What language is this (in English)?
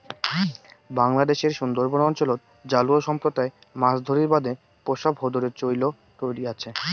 Bangla